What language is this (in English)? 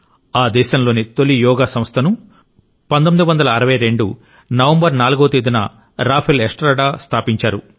Telugu